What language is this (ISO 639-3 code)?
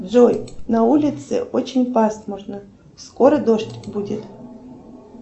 rus